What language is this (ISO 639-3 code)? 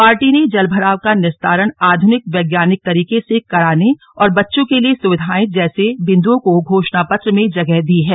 hin